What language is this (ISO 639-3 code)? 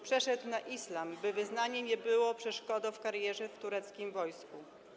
pol